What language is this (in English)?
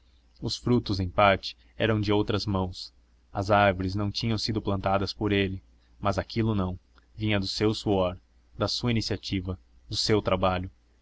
Portuguese